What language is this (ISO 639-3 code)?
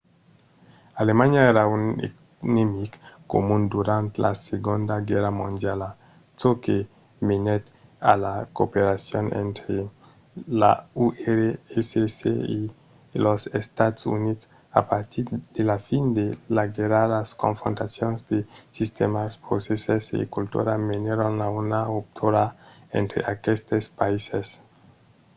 oci